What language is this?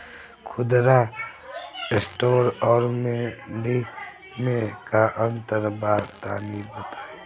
Bhojpuri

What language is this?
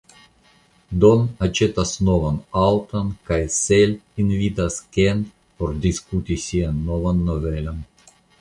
Esperanto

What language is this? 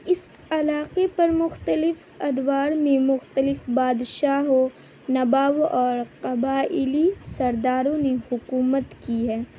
Urdu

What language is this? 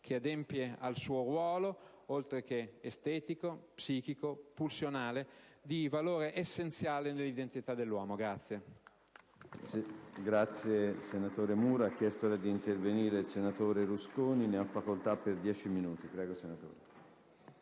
Italian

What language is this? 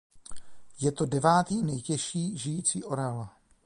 Czech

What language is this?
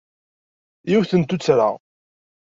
Kabyle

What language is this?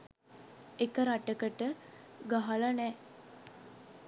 Sinhala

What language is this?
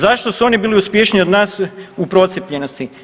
Croatian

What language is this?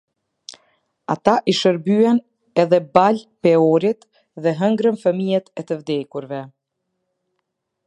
Albanian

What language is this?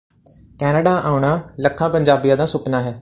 Punjabi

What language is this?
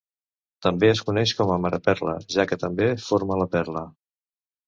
Catalan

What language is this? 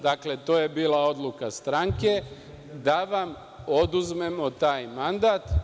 Serbian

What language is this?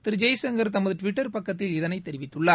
Tamil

